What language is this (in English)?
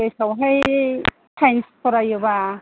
Bodo